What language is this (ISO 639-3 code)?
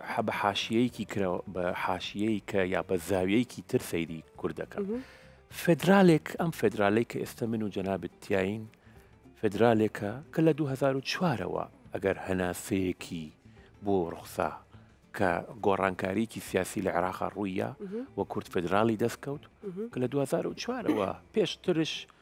ara